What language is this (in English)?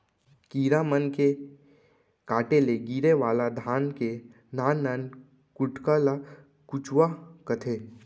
Chhattisgarhi